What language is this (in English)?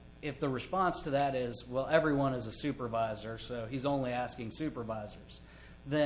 English